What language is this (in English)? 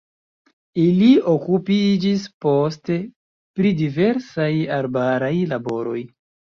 Esperanto